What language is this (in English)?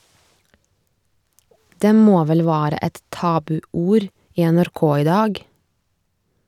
Norwegian